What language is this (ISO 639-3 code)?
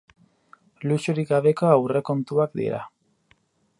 eus